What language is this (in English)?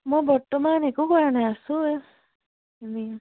Assamese